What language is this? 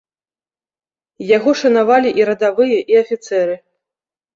Belarusian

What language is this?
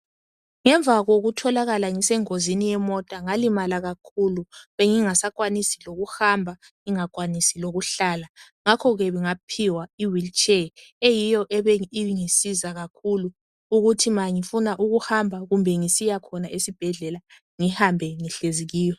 North Ndebele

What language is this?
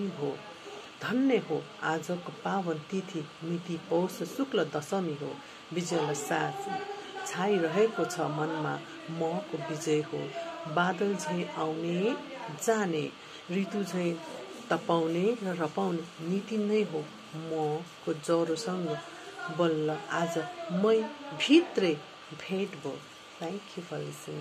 Thai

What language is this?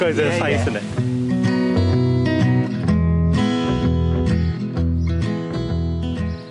Welsh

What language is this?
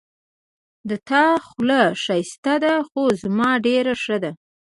Pashto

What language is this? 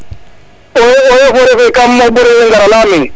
Serer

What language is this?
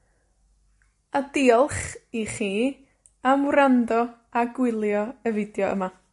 Welsh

